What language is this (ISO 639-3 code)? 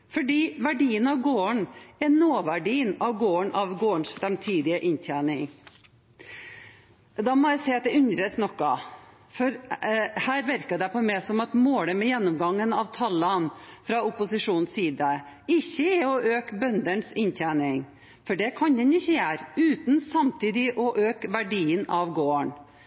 nob